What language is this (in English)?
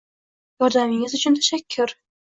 Uzbek